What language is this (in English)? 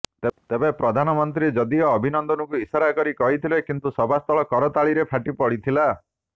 Odia